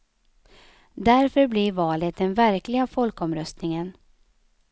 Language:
Swedish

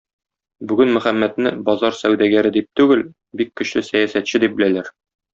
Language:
Tatar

